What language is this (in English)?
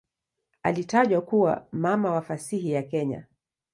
Swahili